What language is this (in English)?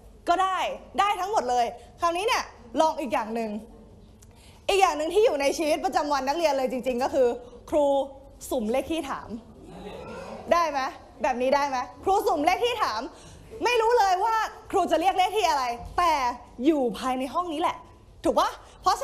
Thai